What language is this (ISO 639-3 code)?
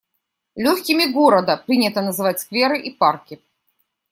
rus